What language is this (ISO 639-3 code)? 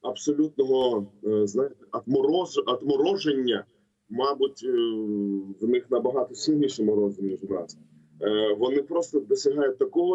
ukr